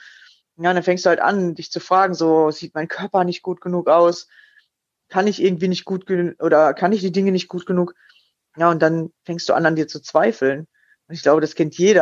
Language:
German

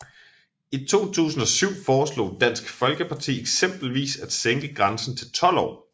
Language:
Danish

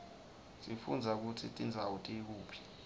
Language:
Swati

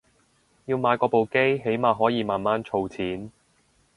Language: Cantonese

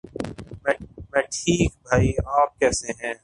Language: Urdu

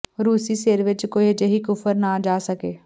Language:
Punjabi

